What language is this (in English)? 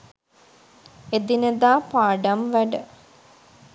Sinhala